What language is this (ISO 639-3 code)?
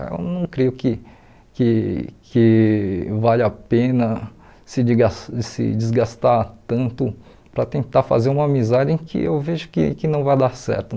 por